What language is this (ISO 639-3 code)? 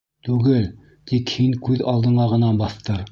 bak